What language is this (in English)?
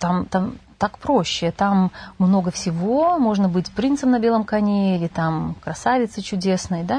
Russian